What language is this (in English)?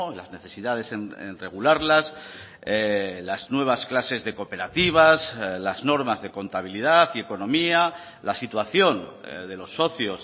Spanish